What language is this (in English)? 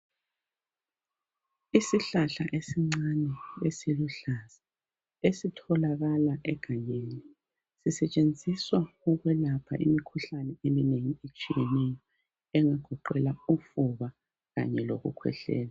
North Ndebele